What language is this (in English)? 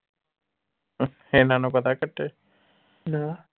Punjabi